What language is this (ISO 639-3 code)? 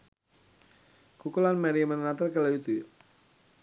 sin